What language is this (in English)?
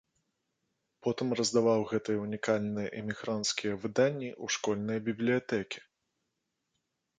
Belarusian